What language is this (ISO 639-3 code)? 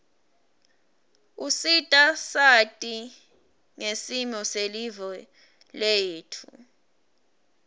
ssw